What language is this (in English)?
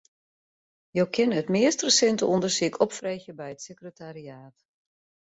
Western Frisian